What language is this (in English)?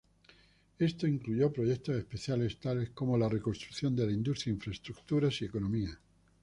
Spanish